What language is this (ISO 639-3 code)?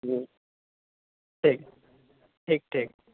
urd